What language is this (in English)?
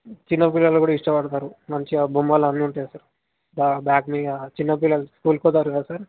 Telugu